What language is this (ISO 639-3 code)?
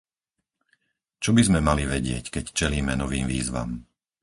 slk